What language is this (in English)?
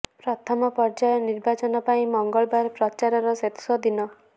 Odia